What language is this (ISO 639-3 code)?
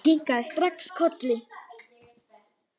isl